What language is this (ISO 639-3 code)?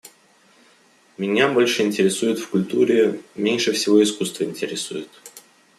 rus